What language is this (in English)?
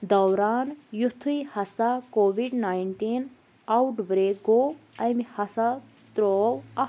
Kashmiri